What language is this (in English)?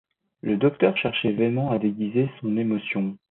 French